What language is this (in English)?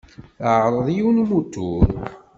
Kabyle